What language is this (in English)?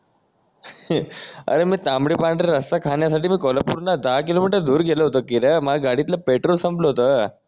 Marathi